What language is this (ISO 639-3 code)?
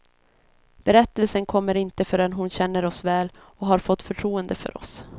swe